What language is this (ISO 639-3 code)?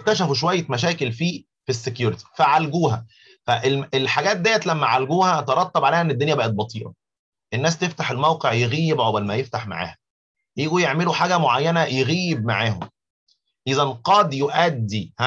ara